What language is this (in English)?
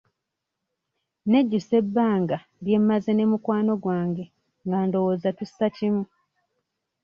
Ganda